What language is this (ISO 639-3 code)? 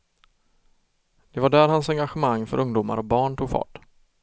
swe